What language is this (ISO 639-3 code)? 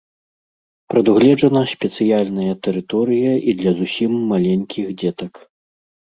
bel